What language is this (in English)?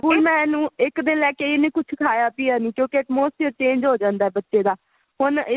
Punjabi